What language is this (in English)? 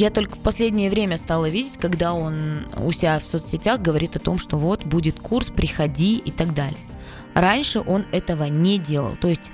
Russian